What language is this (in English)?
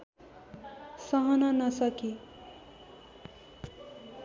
Nepali